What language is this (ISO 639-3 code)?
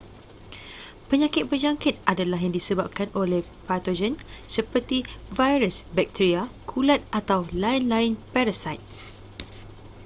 msa